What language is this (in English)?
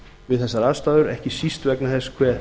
Icelandic